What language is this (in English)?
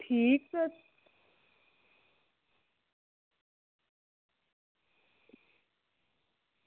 Dogri